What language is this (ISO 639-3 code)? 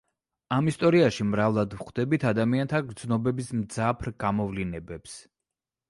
kat